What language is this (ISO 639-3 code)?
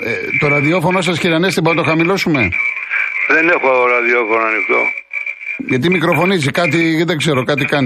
ell